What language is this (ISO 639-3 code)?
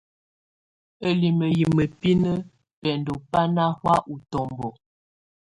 tvu